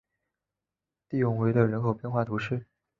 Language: Chinese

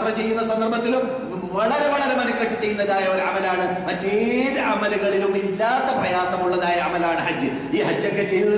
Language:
Malayalam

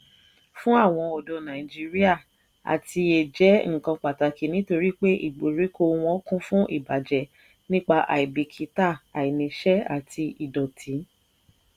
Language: Yoruba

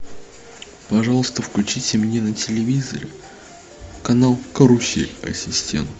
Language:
Russian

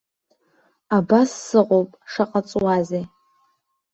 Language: Abkhazian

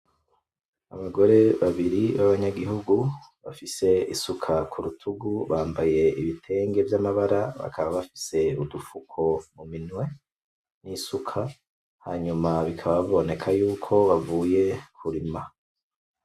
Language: Rundi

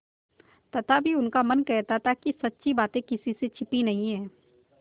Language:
Hindi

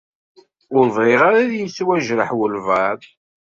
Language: Kabyle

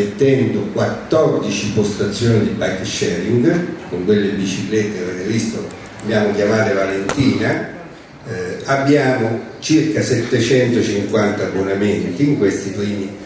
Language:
Italian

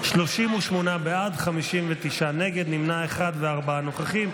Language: Hebrew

